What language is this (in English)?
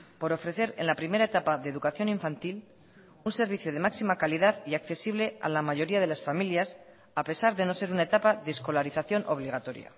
Spanish